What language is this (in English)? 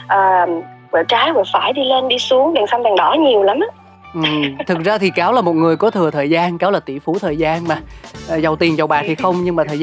Vietnamese